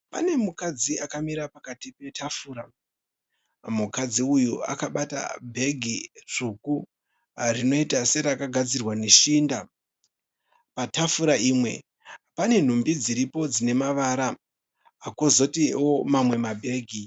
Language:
Shona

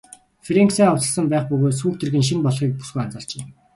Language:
Mongolian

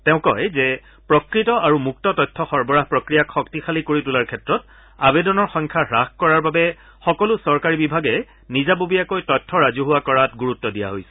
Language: Assamese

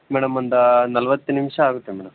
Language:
Kannada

